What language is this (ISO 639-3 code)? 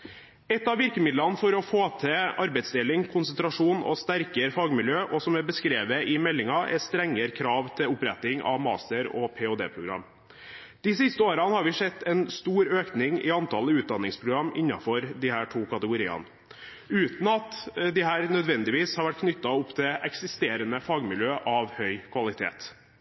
nob